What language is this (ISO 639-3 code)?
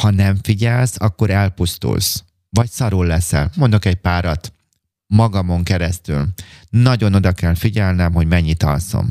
hun